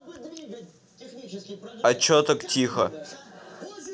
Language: Russian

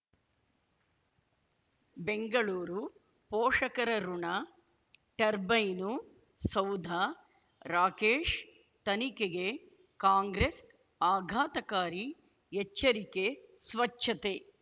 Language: Kannada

